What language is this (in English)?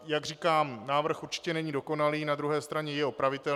Czech